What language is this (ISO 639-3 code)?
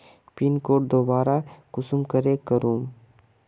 mag